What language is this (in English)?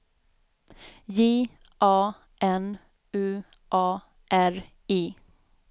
Swedish